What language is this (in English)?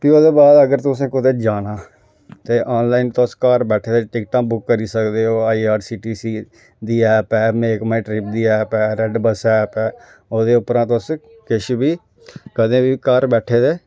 Dogri